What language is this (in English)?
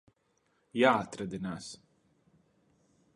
Latvian